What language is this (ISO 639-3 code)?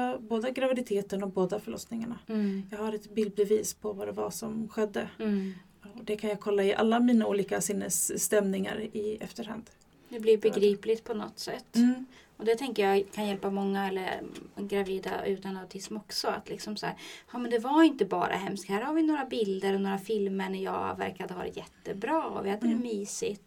swe